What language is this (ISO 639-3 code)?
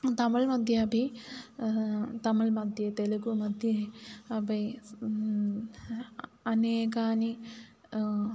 san